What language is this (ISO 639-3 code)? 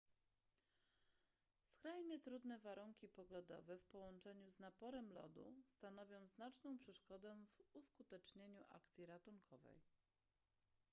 pol